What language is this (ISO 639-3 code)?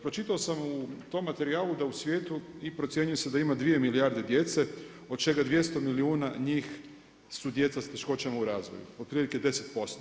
hrv